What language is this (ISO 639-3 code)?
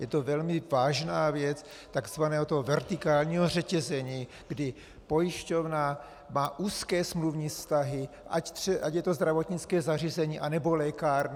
ces